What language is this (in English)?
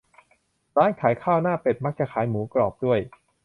Thai